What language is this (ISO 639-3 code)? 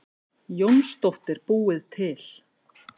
isl